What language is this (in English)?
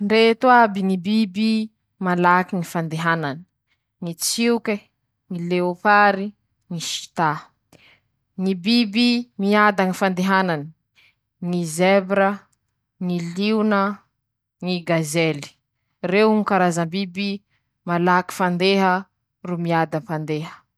Masikoro Malagasy